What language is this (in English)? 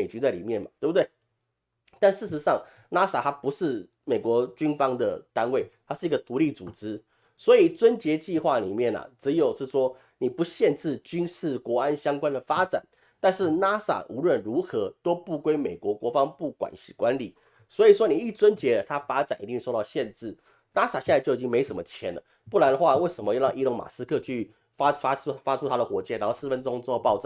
Chinese